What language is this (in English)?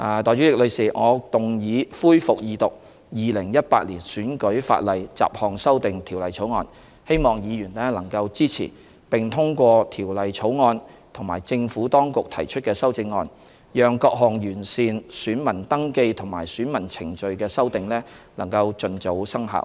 Cantonese